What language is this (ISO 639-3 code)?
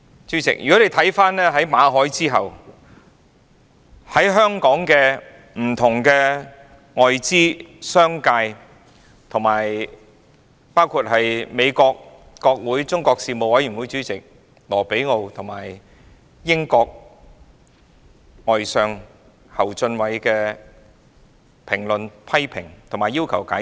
yue